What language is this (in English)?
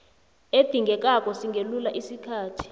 South Ndebele